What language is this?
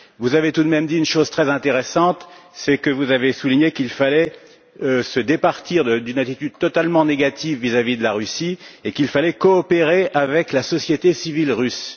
French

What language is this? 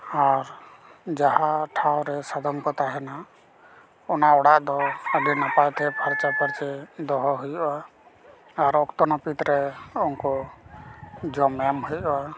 Santali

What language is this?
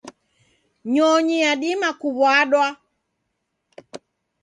Taita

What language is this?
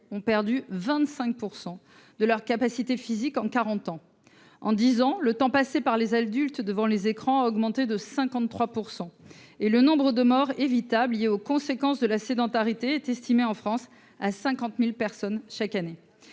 French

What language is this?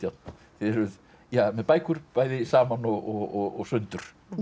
Icelandic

